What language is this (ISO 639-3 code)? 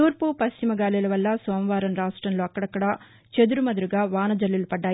tel